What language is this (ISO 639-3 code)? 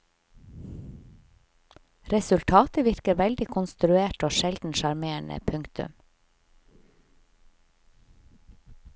nor